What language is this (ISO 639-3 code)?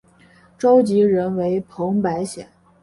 zho